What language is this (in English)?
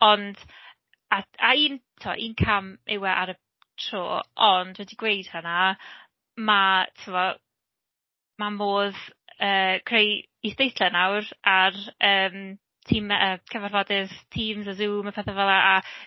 Welsh